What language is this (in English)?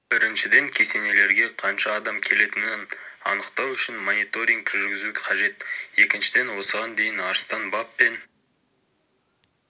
Kazakh